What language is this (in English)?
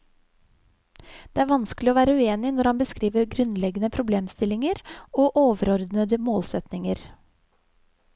Norwegian